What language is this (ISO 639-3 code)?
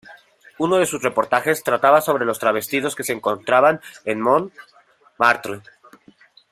spa